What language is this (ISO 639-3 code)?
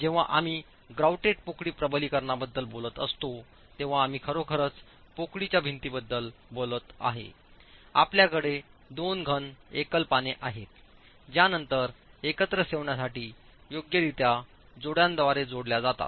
mar